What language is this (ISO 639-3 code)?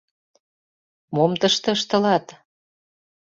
chm